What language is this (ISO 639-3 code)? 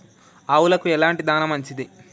tel